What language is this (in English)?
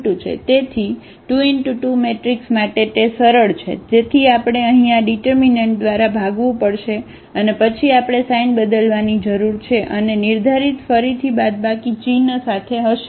Gujarati